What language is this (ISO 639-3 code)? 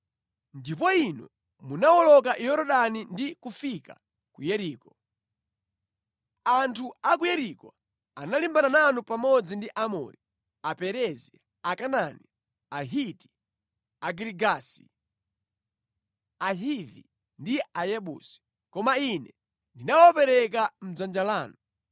nya